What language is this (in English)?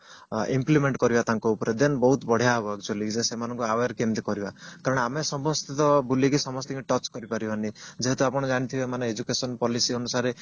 Odia